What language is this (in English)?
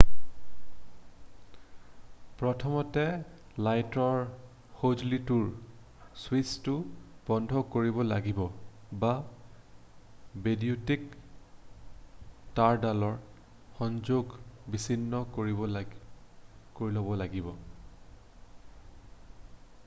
Assamese